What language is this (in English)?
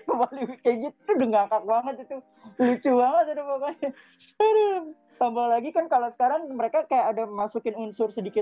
Indonesian